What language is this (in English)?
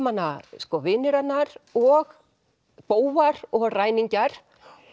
Icelandic